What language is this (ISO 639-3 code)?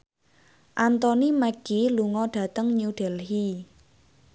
jav